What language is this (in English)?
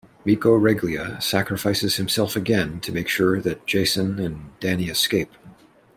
English